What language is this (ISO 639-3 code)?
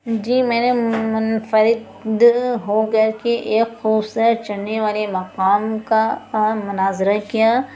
urd